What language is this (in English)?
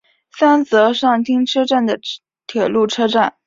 Chinese